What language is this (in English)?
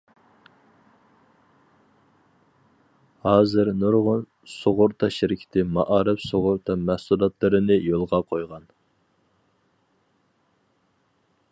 Uyghur